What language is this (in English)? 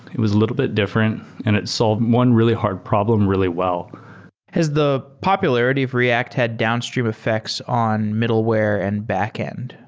English